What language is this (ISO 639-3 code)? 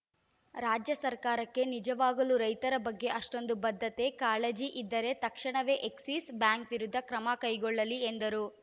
kan